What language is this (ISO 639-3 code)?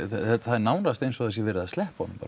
isl